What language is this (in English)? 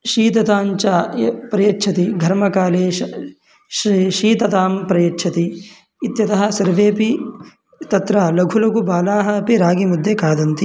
Sanskrit